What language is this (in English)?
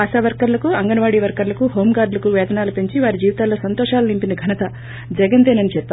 Telugu